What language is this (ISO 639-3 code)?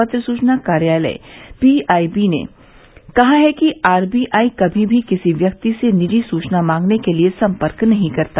hin